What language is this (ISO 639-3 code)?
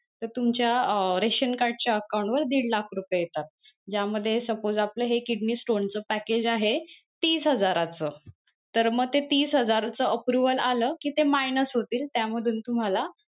mar